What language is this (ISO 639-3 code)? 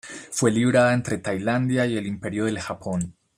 spa